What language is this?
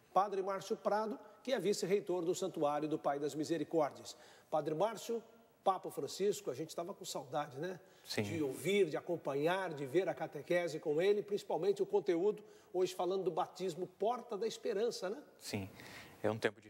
Portuguese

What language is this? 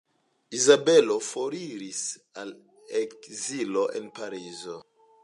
Esperanto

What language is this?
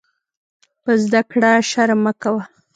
Pashto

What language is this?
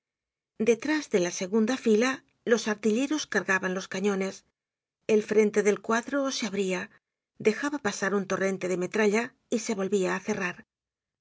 Spanish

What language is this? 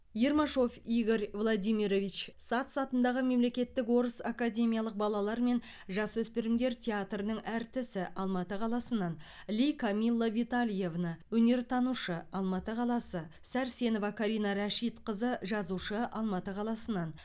Kazakh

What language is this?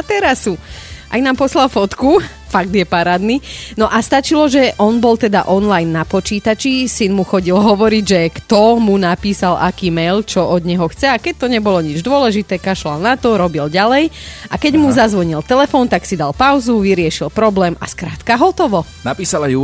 Slovak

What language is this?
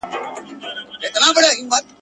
Pashto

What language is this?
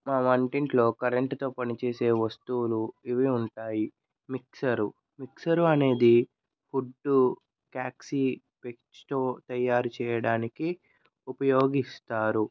Telugu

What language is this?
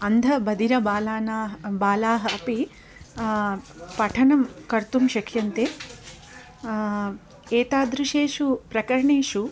Sanskrit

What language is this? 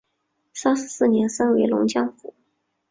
Chinese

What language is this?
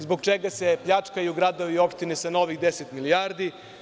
Serbian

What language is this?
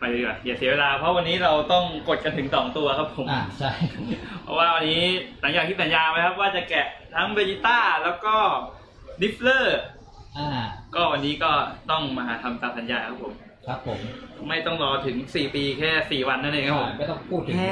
Thai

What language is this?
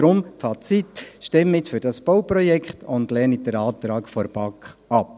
Swiss German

